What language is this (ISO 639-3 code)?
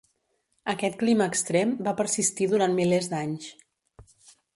cat